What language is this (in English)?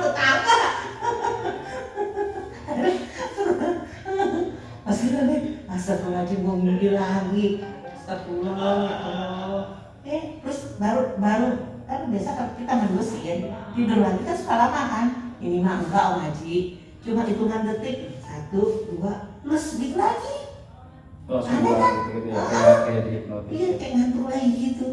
Indonesian